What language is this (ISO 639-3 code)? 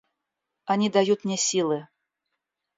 rus